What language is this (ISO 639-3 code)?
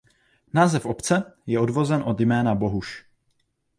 ces